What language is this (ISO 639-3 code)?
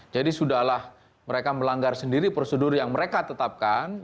ind